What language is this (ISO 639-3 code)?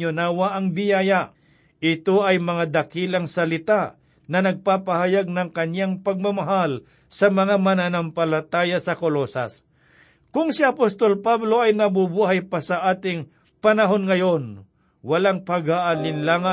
fil